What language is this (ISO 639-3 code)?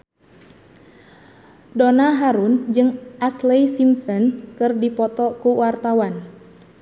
sun